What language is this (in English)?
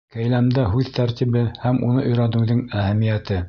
Bashkir